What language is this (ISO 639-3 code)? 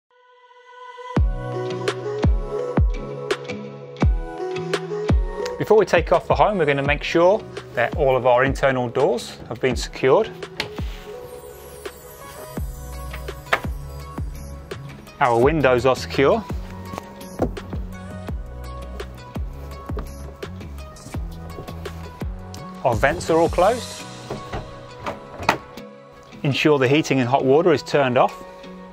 eng